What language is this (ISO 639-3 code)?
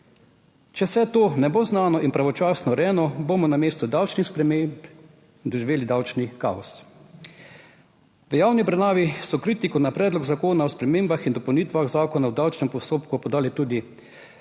slv